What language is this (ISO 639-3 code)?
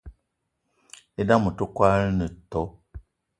eto